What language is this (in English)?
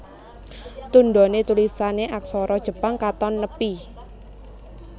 Javanese